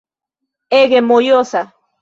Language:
Esperanto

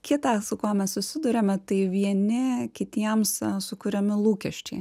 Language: Lithuanian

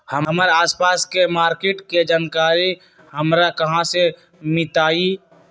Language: Magahi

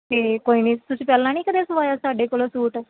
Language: Punjabi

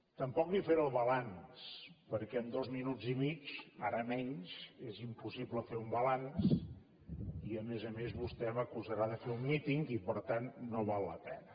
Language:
Catalan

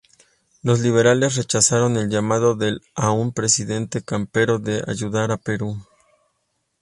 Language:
Spanish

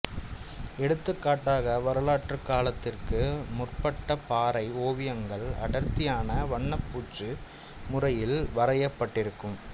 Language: Tamil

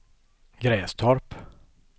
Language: Swedish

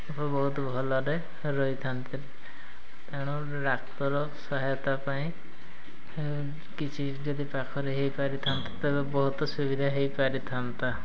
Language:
Odia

